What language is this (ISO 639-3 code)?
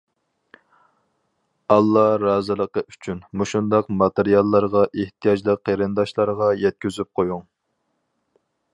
uig